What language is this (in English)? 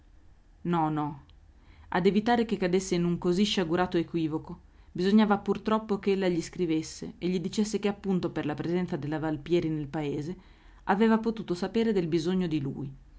Italian